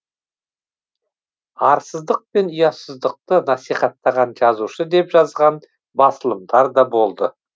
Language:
Kazakh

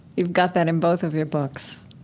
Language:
English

